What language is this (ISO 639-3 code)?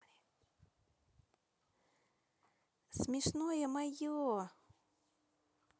rus